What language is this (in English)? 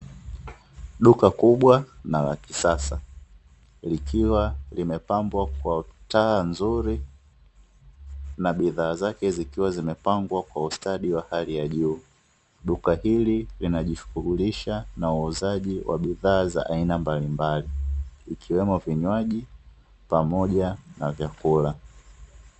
Swahili